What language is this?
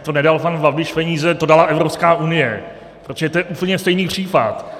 Czech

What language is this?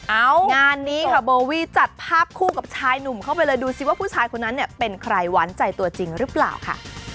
Thai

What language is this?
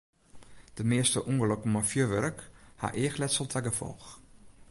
Western Frisian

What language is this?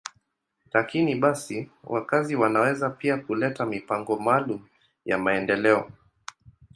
Swahili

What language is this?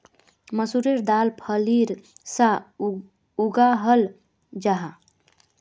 Magahi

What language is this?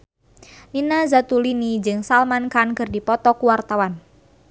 Sundanese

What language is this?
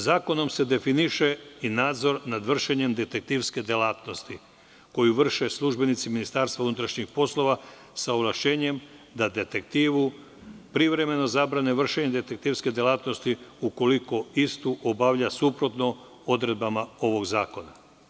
Serbian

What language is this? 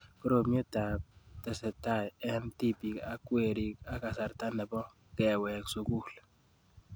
Kalenjin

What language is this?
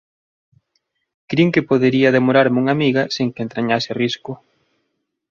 Galician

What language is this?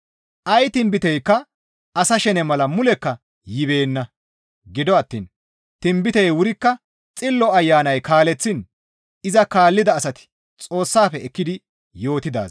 Gamo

